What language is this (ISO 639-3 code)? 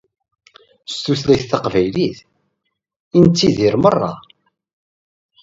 kab